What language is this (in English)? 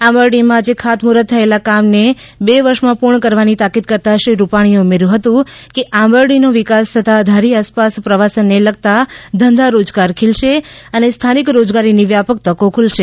Gujarati